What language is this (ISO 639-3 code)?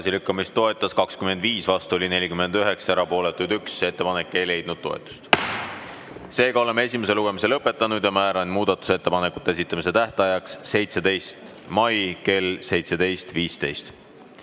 est